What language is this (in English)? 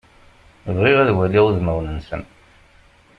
Kabyle